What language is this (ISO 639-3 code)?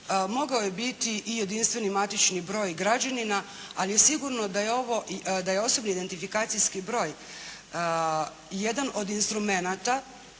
hrv